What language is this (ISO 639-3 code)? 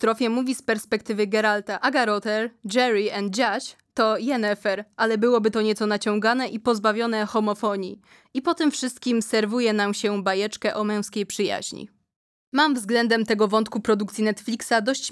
pol